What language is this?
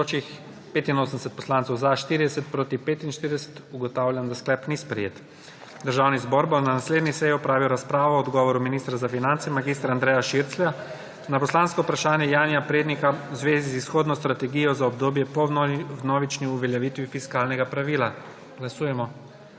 Slovenian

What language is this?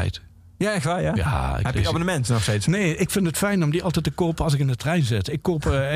Dutch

